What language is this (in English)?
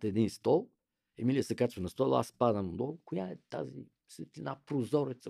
Bulgarian